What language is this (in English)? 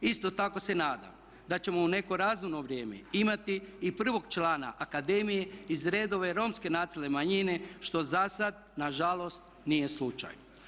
Croatian